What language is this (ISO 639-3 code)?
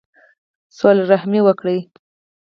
pus